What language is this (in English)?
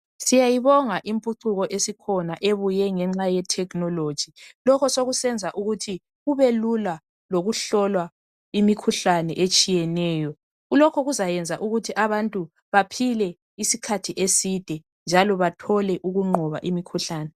North Ndebele